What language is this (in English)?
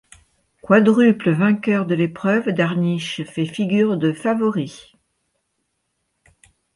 French